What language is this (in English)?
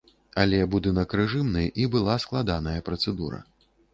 Belarusian